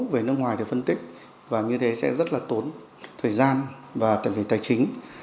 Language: Vietnamese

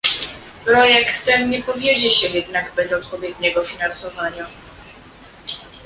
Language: Polish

